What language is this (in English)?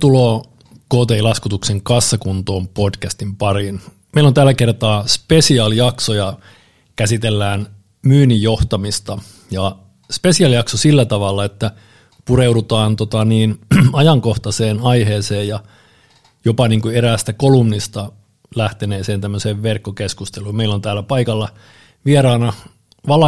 Finnish